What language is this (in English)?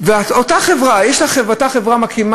Hebrew